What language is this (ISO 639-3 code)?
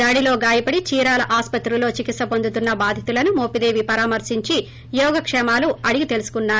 tel